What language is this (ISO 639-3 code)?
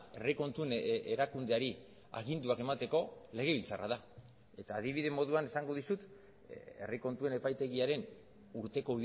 eus